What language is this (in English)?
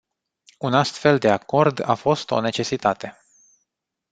Romanian